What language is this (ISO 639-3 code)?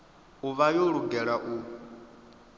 ven